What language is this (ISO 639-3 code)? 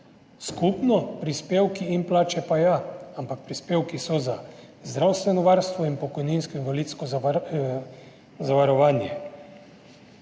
slv